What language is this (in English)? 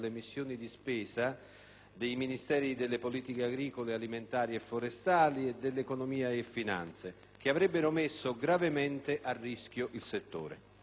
Italian